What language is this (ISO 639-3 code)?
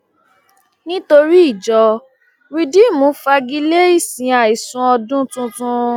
yor